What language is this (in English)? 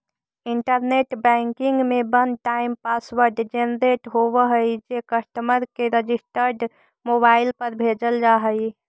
Magahi